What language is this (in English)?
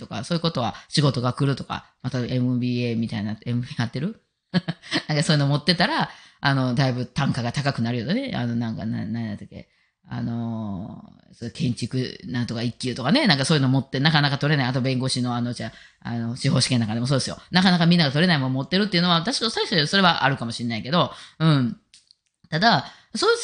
Japanese